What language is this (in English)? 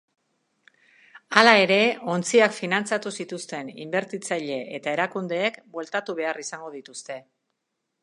Basque